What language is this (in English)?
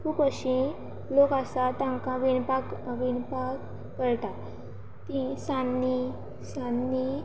Konkani